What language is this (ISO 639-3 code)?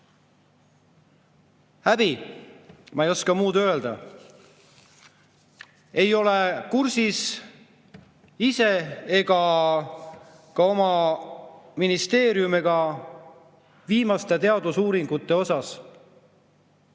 est